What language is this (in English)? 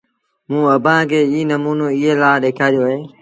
Sindhi Bhil